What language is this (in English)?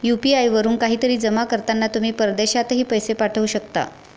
Marathi